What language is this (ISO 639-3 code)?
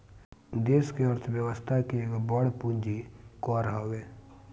bho